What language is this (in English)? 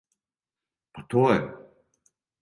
Serbian